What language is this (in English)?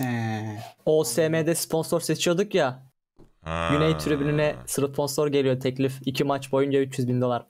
Turkish